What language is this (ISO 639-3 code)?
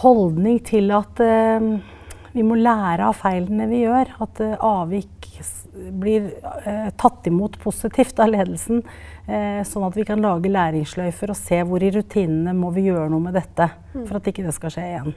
nor